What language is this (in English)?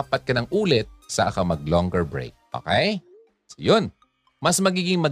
Filipino